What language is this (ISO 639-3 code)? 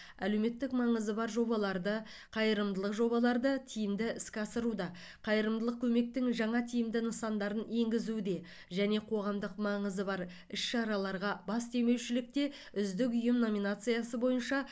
kaz